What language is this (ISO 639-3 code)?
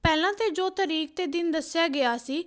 pan